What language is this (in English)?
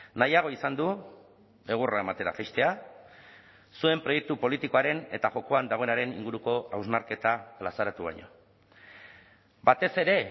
Basque